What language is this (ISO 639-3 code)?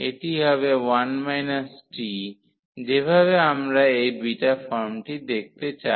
ben